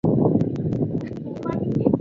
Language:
Chinese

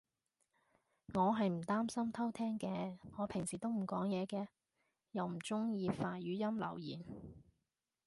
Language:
Cantonese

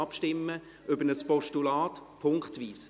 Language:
Swiss German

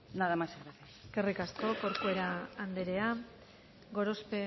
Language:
Basque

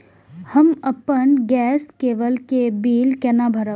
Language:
Maithili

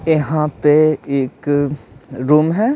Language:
Hindi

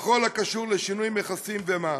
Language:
Hebrew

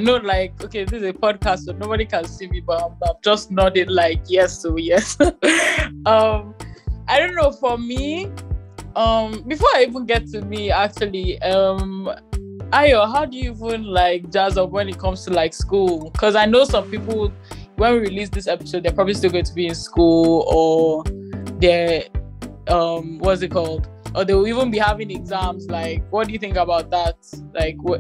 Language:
English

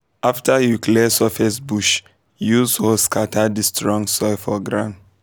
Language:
Nigerian Pidgin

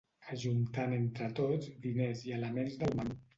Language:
Catalan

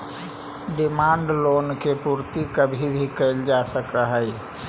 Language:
Magahi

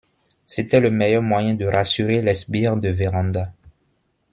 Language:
French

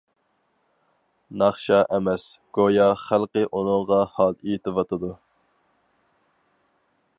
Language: Uyghur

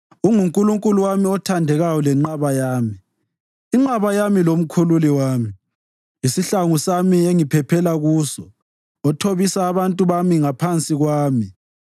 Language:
North Ndebele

